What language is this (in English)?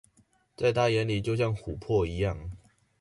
Chinese